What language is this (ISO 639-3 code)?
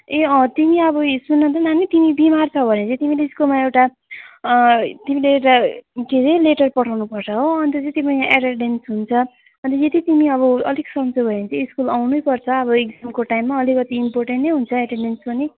nep